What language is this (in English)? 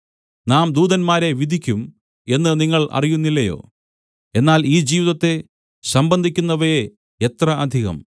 Malayalam